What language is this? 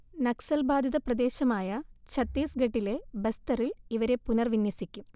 Malayalam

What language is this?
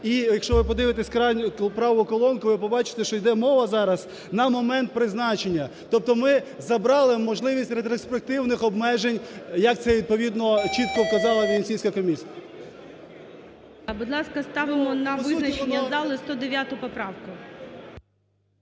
Ukrainian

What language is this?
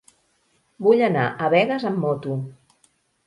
Catalan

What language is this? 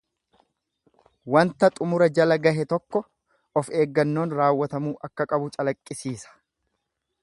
Oromo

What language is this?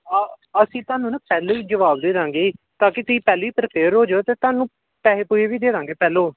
Punjabi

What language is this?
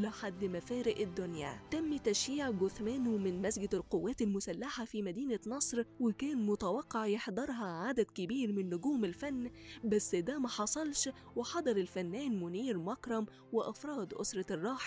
Arabic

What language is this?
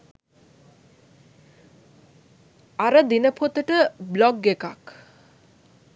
Sinhala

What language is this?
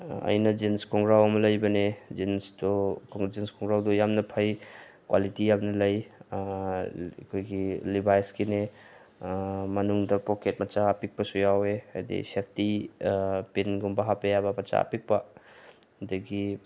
Manipuri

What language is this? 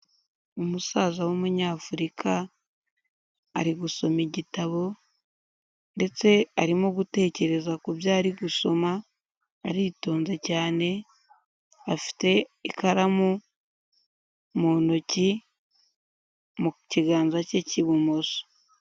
Kinyarwanda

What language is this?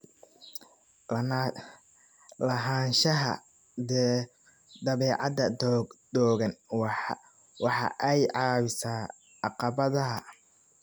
Somali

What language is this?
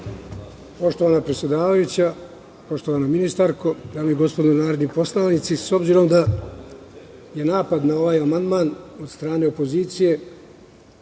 Serbian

